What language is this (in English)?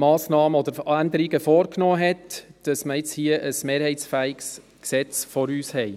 Swiss German